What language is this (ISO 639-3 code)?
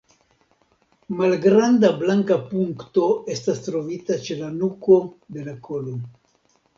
epo